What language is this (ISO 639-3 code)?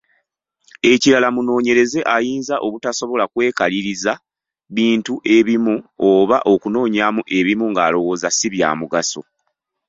lug